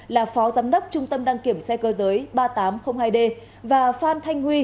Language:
Vietnamese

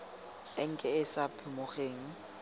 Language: Tswana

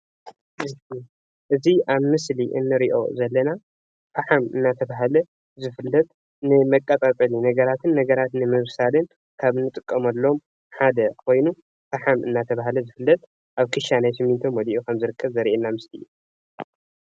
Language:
Tigrinya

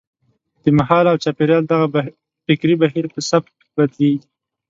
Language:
Pashto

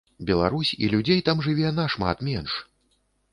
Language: Belarusian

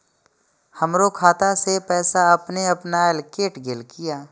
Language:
Maithili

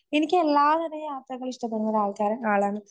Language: Malayalam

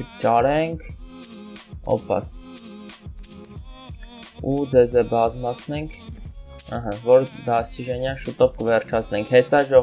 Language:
Turkish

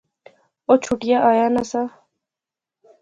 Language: Pahari-Potwari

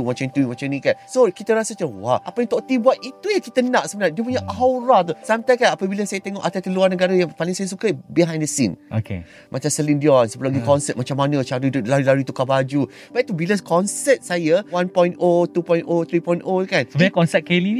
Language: Malay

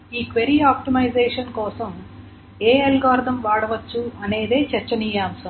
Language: Telugu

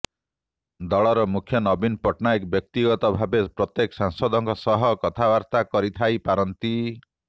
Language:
Odia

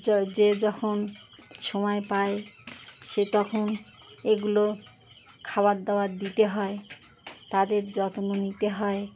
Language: Bangla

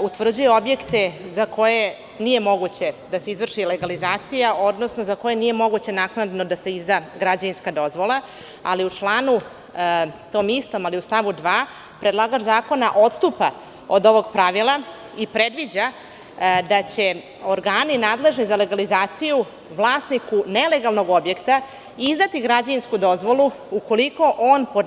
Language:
Serbian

